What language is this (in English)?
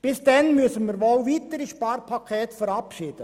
Swiss German